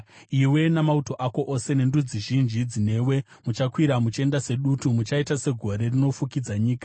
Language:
Shona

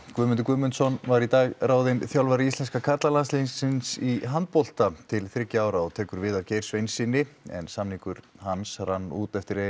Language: Icelandic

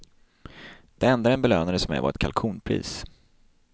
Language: Swedish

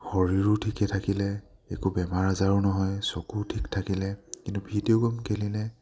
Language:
Assamese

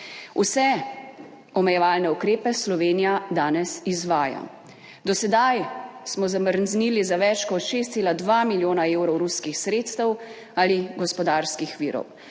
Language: Slovenian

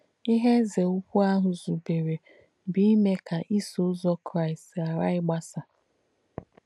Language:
Igbo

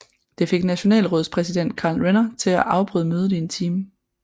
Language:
Danish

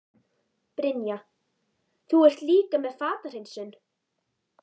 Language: Icelandic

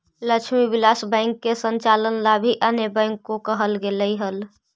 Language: Magahi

